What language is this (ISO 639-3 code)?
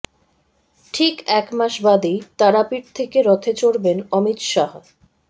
ben